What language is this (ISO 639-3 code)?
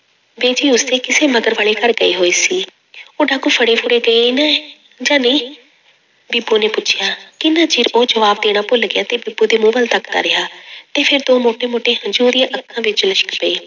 pan